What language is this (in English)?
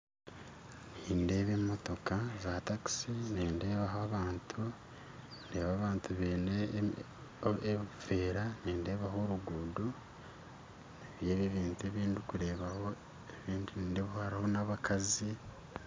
Nyankole